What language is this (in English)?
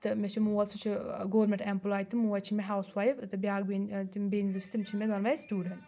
Kashmiri